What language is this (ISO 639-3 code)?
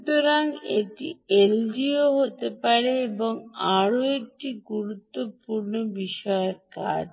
ben